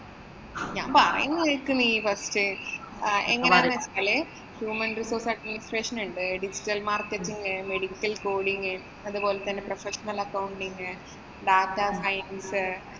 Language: Malayalam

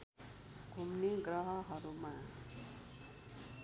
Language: Nepali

